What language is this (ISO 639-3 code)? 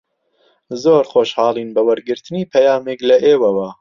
ckb